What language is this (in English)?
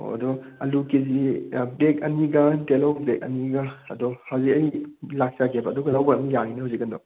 Manipuri